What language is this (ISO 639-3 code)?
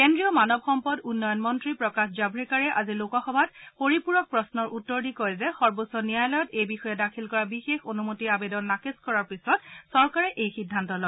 asm